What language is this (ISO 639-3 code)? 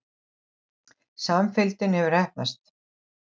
isl